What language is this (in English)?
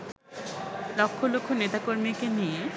Bangla